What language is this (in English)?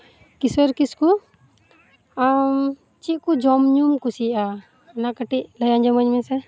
Santali